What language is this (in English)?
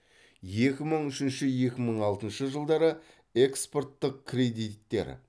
Kazakh